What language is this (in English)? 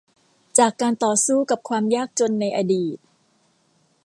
Thai